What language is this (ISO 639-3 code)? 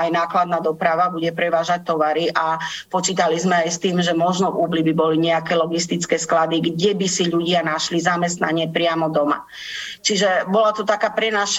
slk